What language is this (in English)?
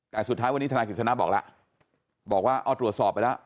Thai